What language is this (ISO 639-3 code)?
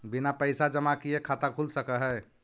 mag